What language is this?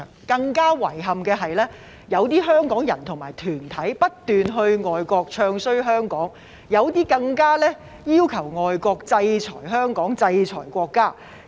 Cantonese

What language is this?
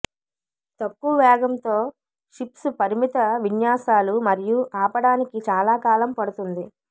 Telugu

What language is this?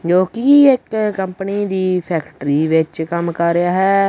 Punjabi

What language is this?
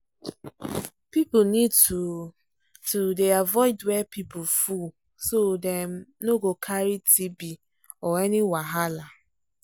Nigerian Pidgin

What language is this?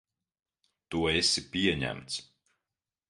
Latvian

